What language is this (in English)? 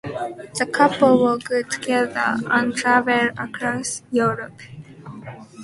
English